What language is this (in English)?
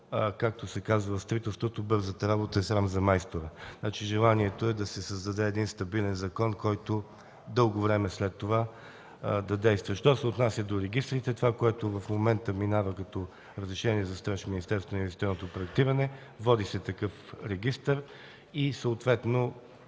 Bulgarian